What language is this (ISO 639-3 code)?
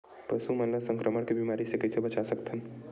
hne